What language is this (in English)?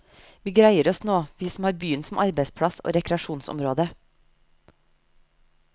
Norwegian